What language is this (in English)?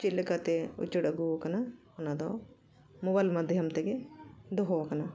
Santali